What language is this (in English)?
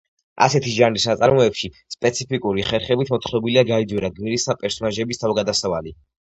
Georgian